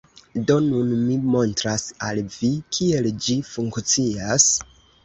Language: Esperanto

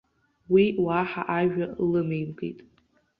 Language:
Abkhazian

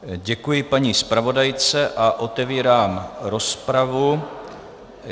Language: Czech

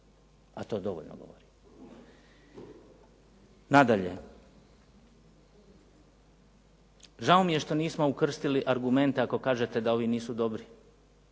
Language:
Croatian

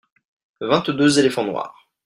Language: French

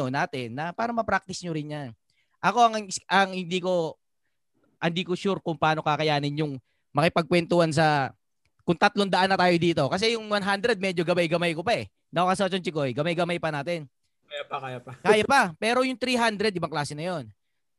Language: Filipino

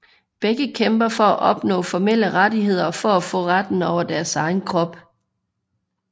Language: Danish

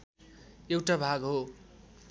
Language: Nepali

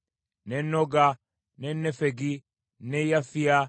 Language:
Ganda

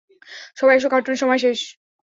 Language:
Bangla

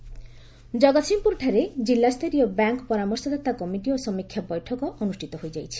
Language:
Odia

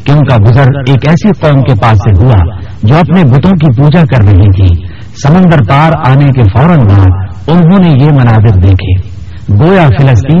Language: Urdu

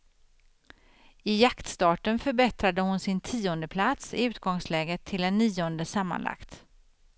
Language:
Swedish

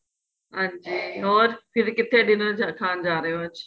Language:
Punjabi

